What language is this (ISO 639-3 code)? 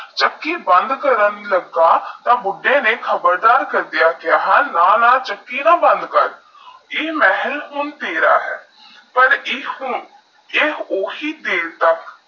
pan